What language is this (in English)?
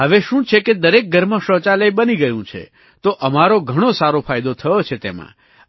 Gujarati